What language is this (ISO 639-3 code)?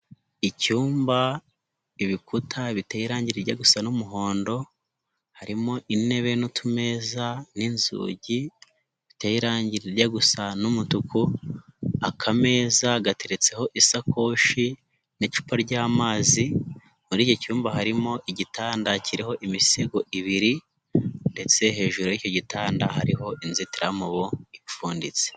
kin